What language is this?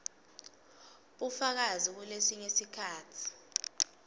Swati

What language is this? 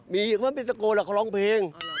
Thai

